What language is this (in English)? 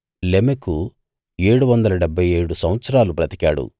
Telugu